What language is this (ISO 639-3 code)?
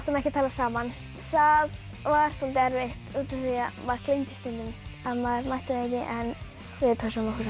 isl